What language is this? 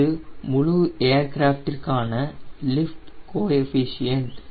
Tamil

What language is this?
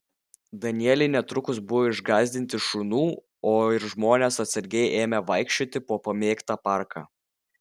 Lithuanian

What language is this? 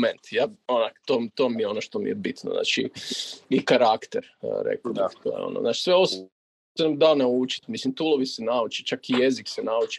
Croatian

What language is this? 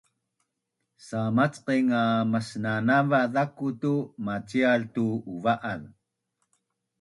Bunun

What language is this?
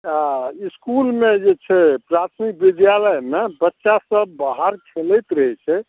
Maithili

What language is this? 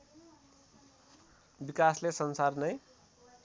Nepali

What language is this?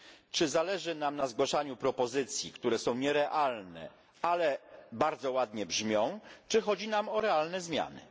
Polish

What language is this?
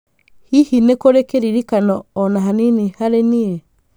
Kikuyu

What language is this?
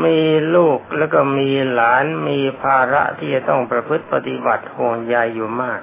Thai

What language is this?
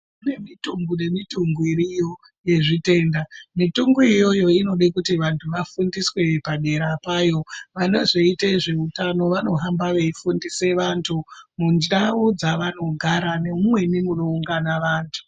Ndau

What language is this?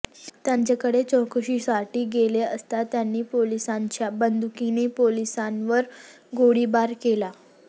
Marathi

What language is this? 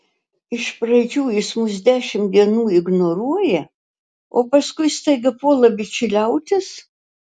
Lithuanian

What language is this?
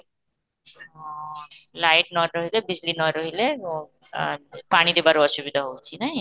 Odia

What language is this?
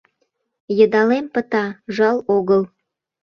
Mari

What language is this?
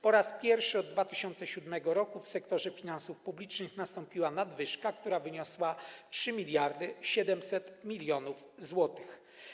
Polish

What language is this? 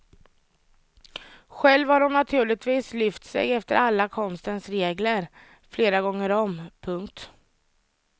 Swedish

